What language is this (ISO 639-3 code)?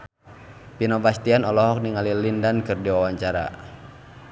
sun